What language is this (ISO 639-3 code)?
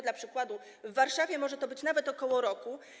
pol